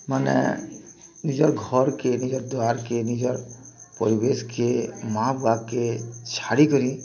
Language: Odia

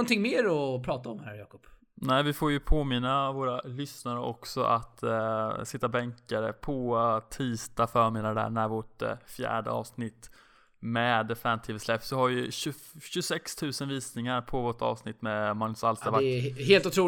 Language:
Swedish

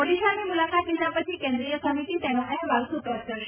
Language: Gujarati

